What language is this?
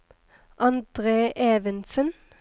Norwegian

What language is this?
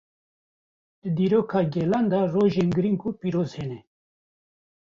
Kurdish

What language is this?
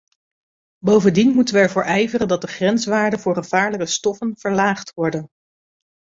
Dutch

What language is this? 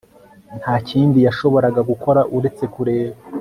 Kinyarwanda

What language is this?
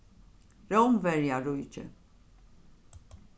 Faroese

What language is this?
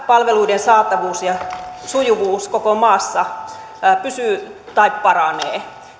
Finnish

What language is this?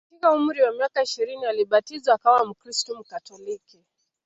Swahili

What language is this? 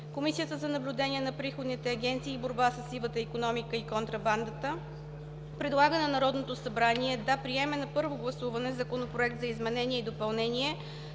Bulgarian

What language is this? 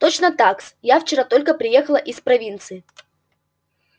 Russian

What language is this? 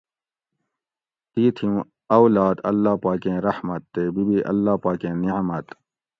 Gawri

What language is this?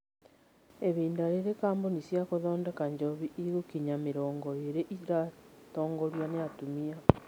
Kikuyu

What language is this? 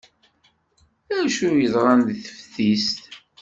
Kabyle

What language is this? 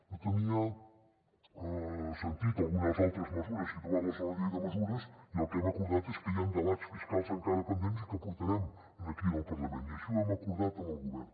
Catalan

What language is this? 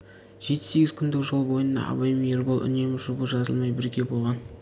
Kazakh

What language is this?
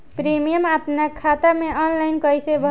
Bhojpuri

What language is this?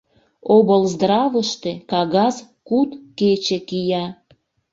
Mari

